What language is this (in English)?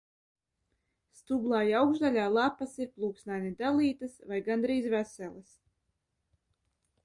Latvian